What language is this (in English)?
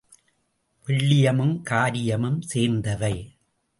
Tamil